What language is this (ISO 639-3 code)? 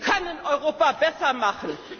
deu